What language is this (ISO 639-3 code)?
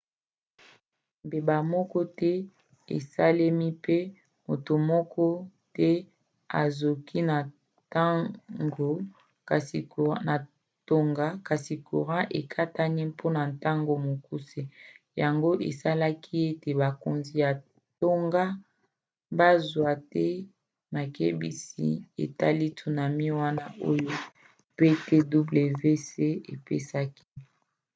lin